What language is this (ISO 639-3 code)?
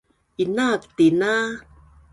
bnn